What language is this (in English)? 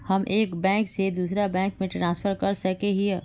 Magahi